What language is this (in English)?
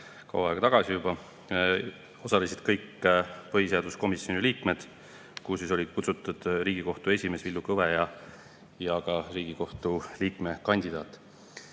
Estonian